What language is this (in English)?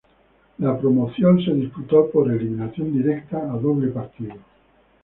Spanish